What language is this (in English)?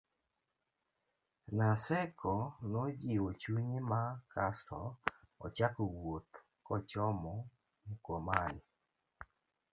Luo (Kenya and Tanzania)